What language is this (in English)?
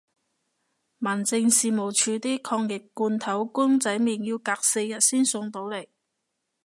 Cantonese